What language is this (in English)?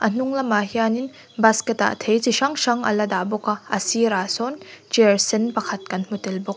Mizo